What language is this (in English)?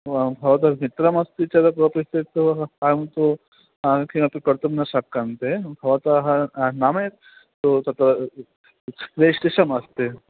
Sanskrit